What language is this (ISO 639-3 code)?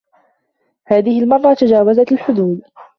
ara